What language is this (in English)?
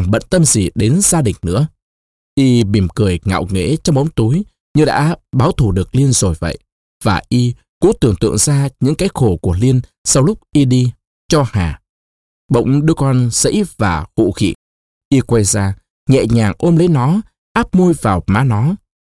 Vietnamese